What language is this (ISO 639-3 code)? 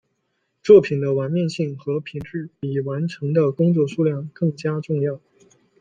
zho